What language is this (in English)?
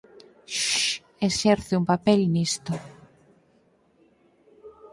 Galician